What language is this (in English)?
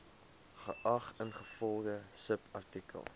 Afrikaans